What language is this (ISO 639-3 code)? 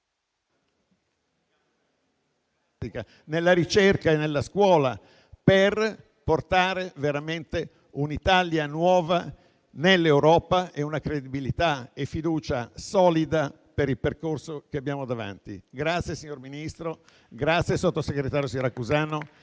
ita